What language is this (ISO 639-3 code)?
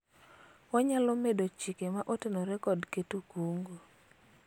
luo